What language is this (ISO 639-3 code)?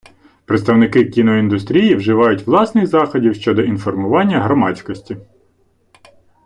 ukr